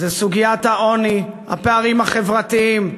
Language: Hebrew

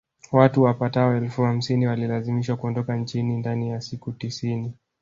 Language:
Swahili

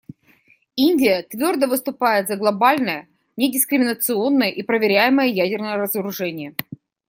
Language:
Russian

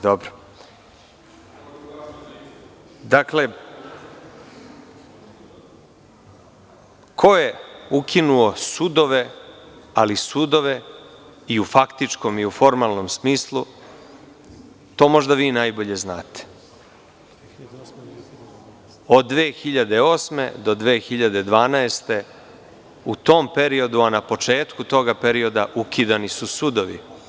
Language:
Serbian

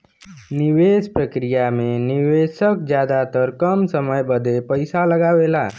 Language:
Bhojpuri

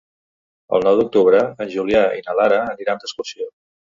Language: Catalan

